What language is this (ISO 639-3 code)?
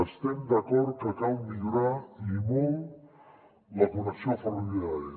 cat